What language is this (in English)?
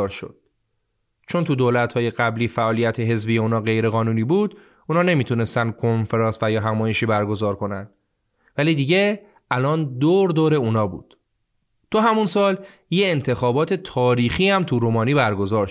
Persian